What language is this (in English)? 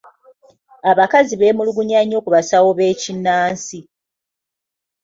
Ganda